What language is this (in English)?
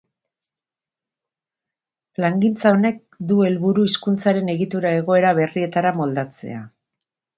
Basque